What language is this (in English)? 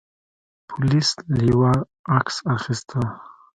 Pashto